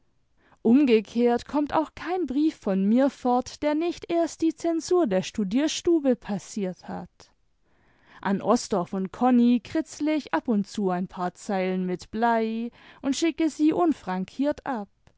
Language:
German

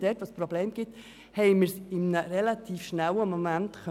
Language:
Swiss German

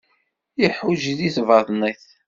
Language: Kabyle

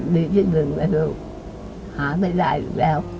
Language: Thai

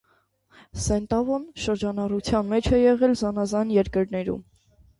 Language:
Armenian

